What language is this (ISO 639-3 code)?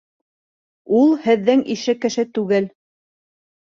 bak